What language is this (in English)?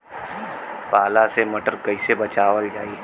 Bhojpuri